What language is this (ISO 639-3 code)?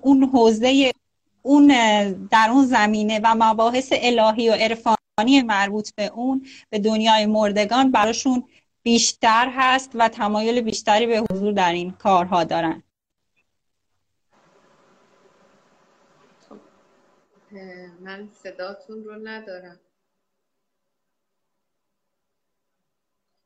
fas